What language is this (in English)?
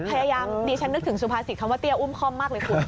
Thai